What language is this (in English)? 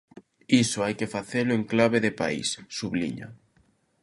Galician